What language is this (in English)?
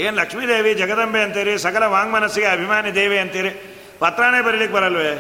Kannada